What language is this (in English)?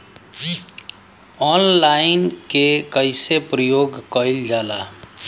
Bhojpuri